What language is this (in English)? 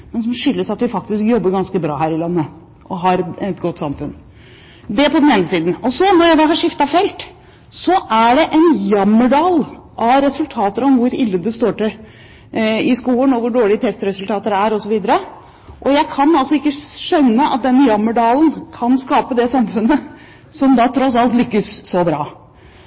Norwegian Bokmål